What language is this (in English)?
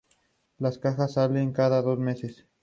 Spanish